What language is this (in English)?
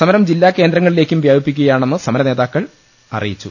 Malayalam